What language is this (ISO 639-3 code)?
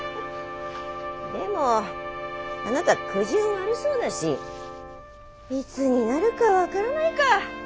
jpn